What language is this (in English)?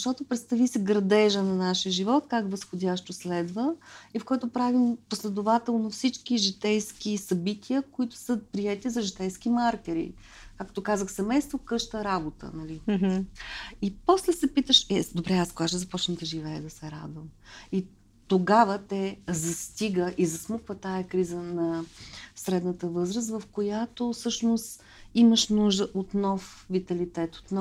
Bulgarian